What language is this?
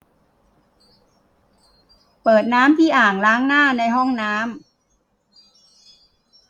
Thai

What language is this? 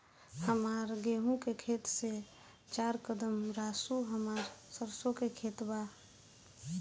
Bhojpuri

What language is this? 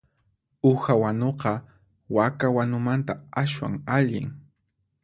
Puno Quechua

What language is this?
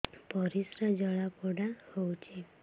Odia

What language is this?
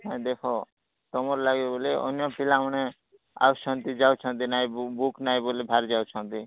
Odia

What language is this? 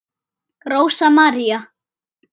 Icelandic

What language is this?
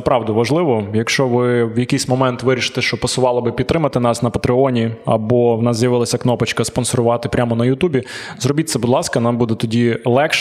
Ukrainian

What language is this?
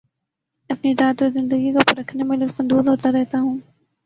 Urdu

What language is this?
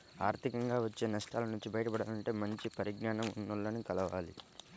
Telugu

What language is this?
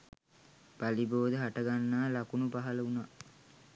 Sinhala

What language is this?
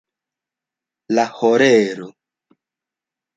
Esperanto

